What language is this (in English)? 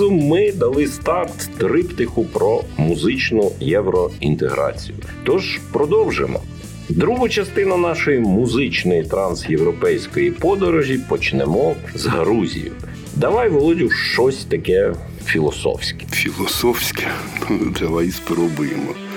Ukrainian